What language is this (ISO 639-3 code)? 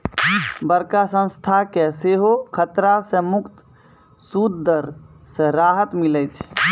mai